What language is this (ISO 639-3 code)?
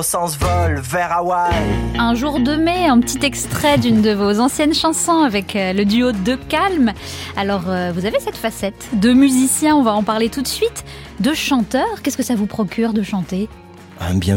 fra